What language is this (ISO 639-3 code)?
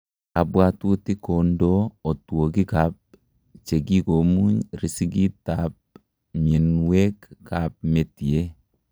kln